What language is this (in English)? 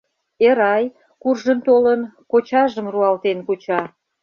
Mari